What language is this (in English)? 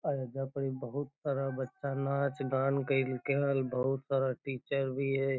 Magahi